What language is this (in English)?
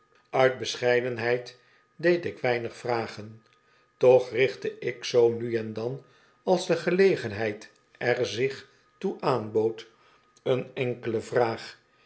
Dutch